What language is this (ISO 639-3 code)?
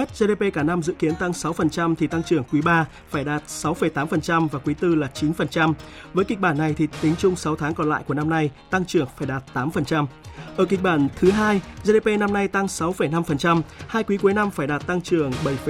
vie